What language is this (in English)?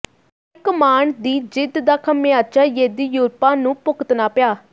Punjabi